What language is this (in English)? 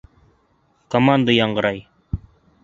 Bashkir